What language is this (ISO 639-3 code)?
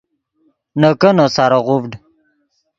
ydg